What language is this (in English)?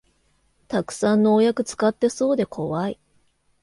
Japanese